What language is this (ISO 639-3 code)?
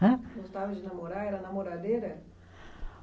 por